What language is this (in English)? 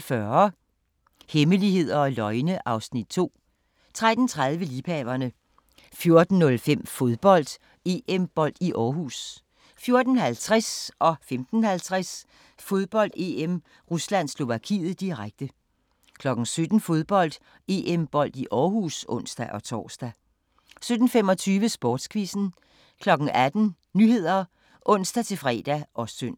Danish